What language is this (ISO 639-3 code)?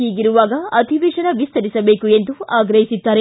kan